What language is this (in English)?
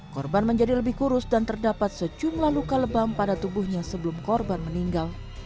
Indonesian